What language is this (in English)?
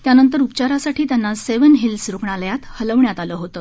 Marathi